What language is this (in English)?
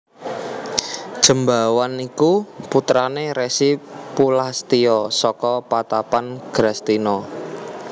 Javanese